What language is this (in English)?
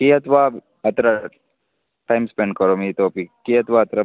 Sanskrit